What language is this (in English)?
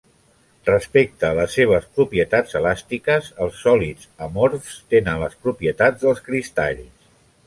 Catalan